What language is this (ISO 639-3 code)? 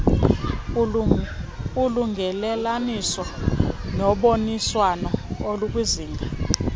xho